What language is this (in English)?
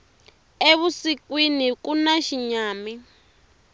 Tsonga